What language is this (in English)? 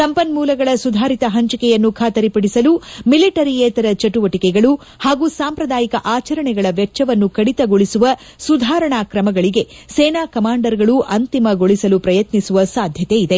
Kannada